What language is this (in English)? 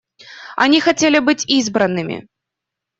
Russian